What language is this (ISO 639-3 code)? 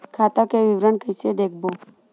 hne